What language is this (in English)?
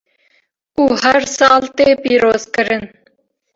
Kurdish